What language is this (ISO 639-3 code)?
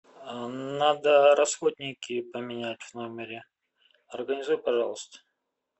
rus